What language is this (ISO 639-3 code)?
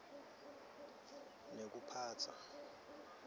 ssw